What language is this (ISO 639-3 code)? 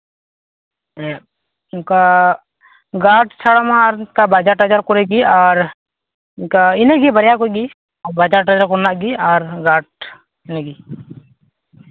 sat